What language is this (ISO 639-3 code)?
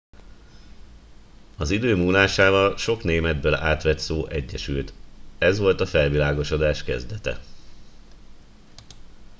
hun